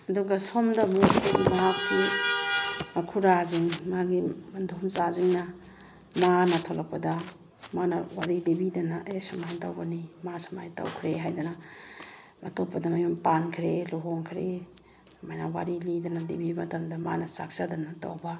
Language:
Manipuri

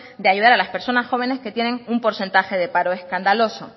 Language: Spanish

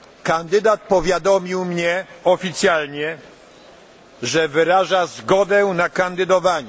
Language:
Polish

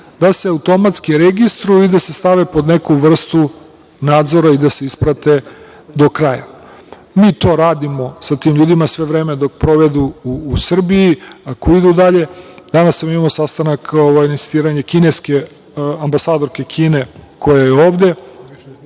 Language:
Serbian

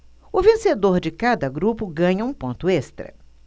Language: Portuguese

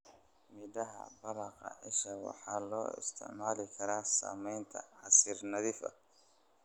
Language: Somali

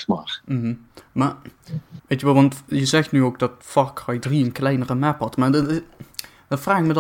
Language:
Dutch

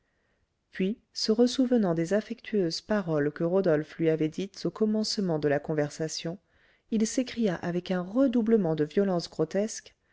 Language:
French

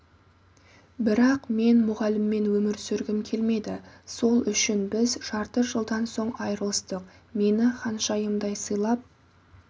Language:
Kazakh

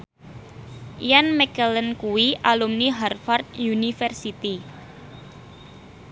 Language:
Javanese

